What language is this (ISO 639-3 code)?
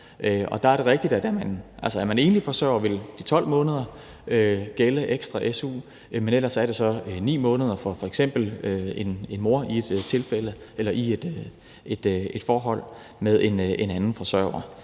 dan